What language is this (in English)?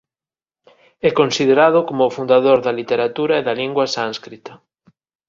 Galician